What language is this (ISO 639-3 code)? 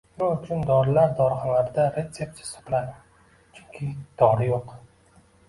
uzb